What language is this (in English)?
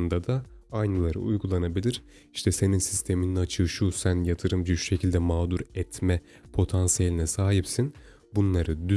Turkish